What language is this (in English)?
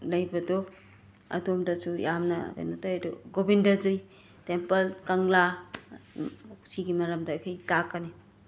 Manipuri